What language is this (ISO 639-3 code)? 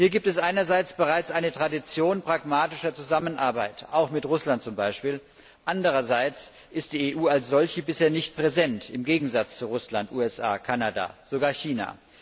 deu